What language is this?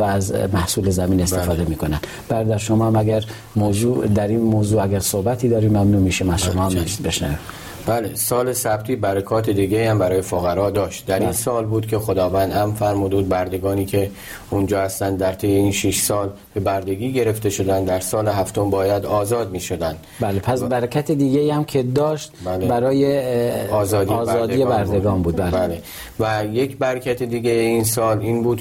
Persian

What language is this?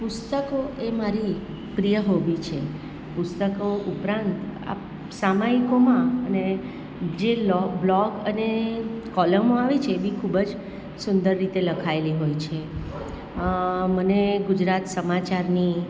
Gujarati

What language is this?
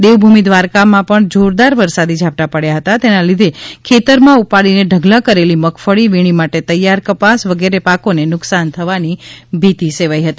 Gujarati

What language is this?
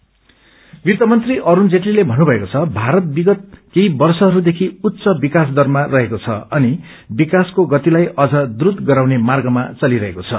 Nepali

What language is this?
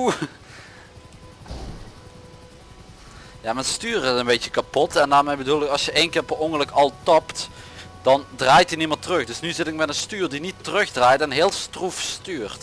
Dutch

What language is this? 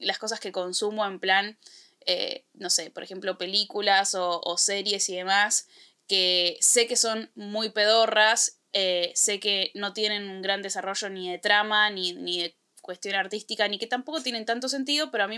Spanish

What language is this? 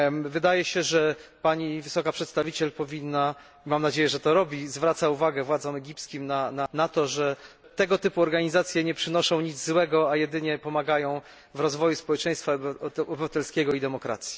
Polish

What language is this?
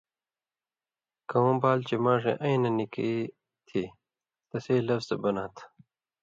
Indus Kohistani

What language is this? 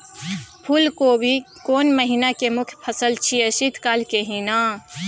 Maithili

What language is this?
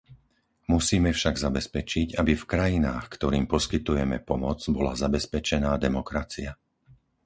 Slovak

